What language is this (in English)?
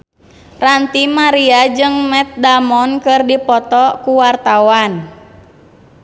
Sundanese